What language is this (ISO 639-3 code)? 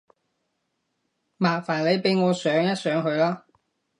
yue